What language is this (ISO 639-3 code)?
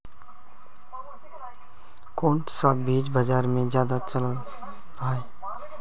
mag